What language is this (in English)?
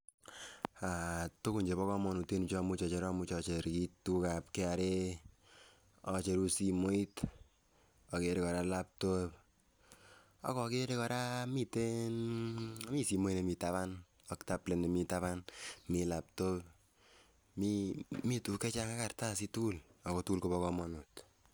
Kalenjin